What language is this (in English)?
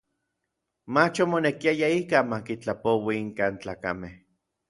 Orizaba Nahuatl